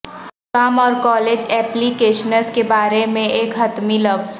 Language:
Urdu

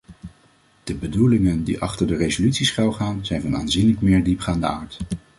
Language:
Dutch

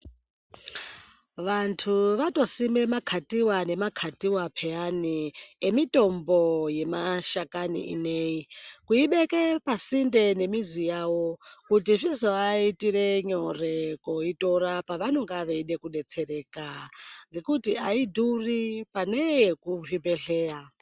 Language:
Ndau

